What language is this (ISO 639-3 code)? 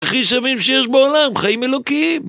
heb